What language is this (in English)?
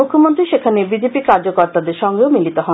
Bangla